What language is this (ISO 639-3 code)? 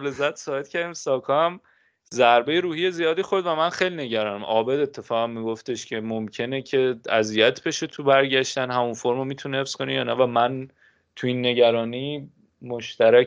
fas